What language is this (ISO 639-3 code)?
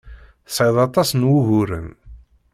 kab